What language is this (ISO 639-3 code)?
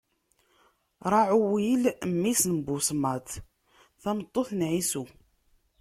kab